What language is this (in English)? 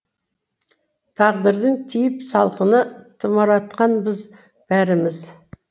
Kazakh